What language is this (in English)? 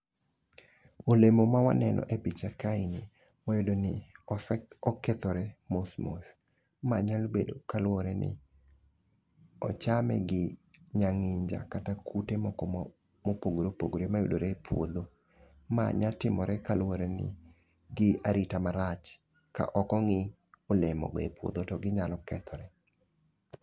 Luo (Kenya and Tanzania)